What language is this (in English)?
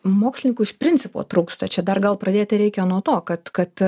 Lithuanian